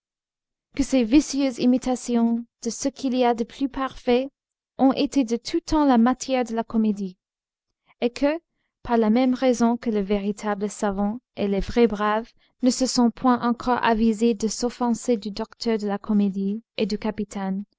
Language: French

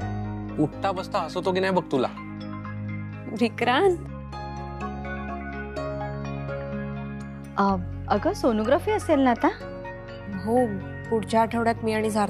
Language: Marathi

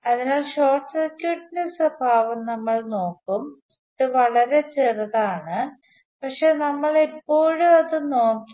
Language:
Malayalam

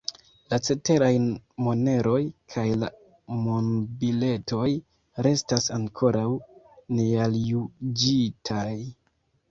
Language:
Esperanto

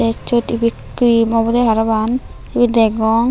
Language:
Chakma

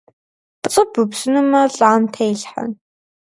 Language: Kabardian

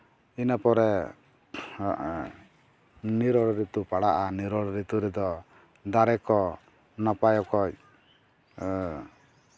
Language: Santali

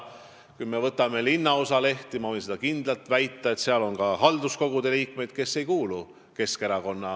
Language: Estonian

